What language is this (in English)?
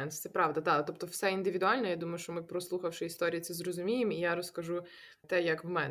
Ukrainian